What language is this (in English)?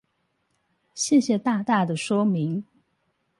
Chinese